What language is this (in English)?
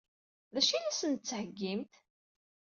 Kabyle